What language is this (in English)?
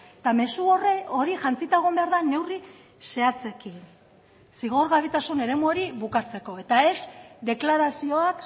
Basque